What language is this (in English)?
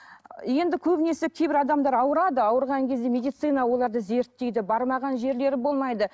Kazakh